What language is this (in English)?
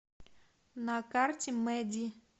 Russian